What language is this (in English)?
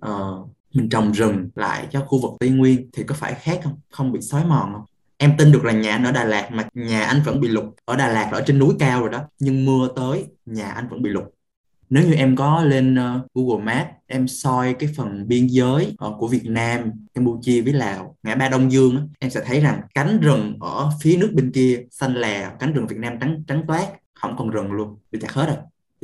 Vietnamese